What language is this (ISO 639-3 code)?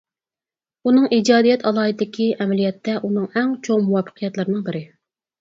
uig